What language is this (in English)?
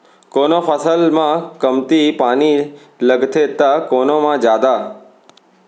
Chhattisgarhi